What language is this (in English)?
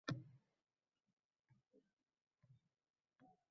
Uzbek